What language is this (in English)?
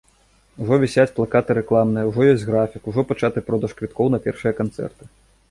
Belarusian